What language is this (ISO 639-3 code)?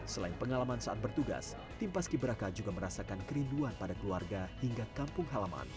ind